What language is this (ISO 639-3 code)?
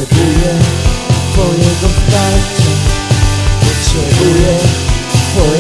pol